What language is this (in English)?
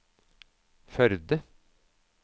Norwegian